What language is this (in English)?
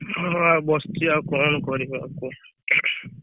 Odia